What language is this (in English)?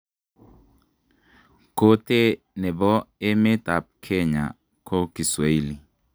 Kalenjin